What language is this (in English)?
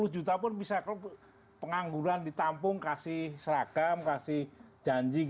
Indonesian